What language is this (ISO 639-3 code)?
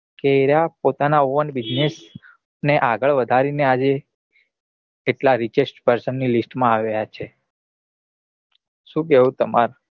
guj